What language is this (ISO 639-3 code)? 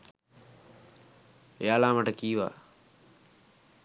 sin